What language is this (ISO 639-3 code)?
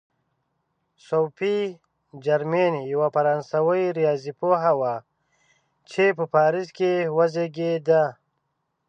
pus